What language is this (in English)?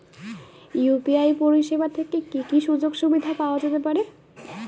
Bangla